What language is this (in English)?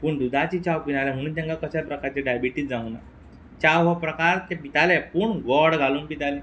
Konkani